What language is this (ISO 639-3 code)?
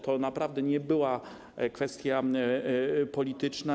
pol